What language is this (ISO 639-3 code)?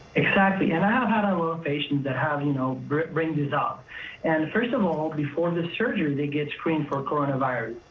eng